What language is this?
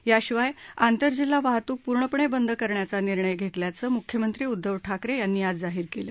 Marathi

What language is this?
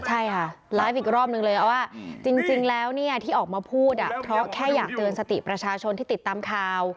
Thai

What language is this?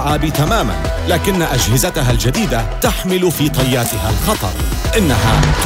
Arabic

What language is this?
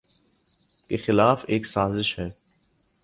Urdu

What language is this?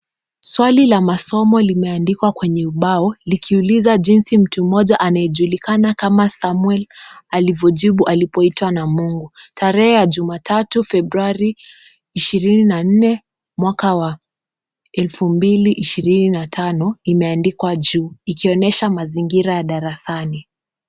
Swahili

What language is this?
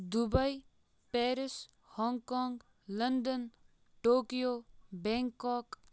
Kashmiri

